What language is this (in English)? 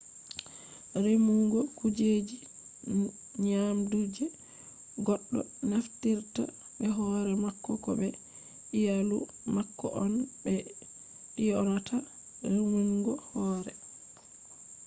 Fula